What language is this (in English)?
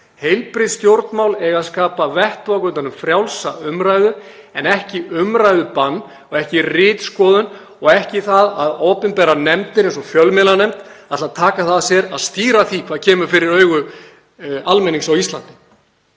Icelandic